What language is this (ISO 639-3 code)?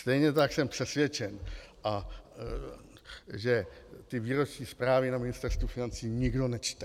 ces